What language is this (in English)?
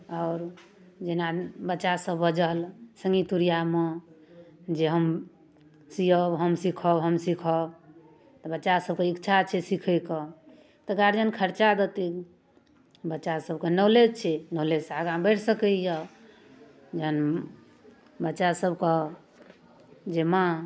Maithili